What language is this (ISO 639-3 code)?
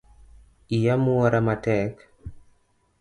luo